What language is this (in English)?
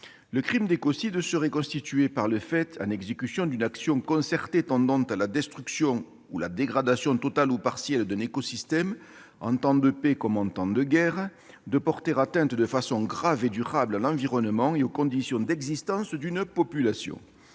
French